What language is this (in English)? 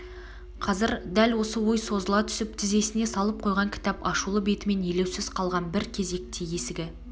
Kazakh